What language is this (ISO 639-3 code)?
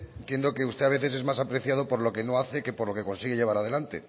spa